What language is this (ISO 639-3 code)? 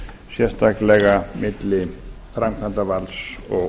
isl